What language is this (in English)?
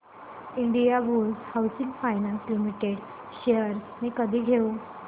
Marathi